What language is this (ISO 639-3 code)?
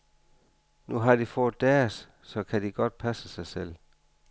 dan